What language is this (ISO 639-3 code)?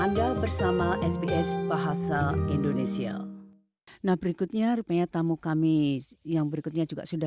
ind